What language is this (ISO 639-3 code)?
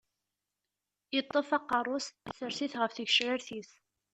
kab